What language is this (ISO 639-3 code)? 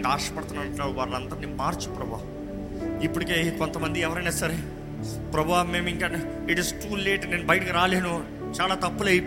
tel